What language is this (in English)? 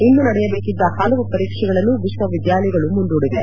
Kannada